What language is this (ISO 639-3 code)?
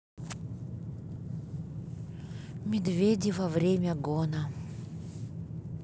rus